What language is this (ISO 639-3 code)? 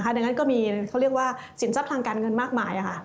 tha